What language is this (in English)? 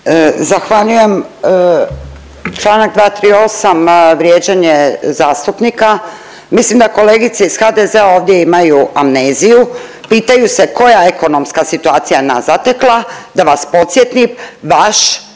Croatian